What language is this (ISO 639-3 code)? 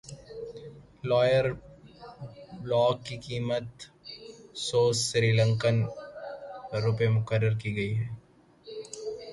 urd